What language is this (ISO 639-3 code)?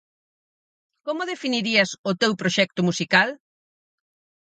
glg